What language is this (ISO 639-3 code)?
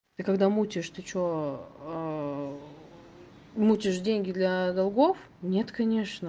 rus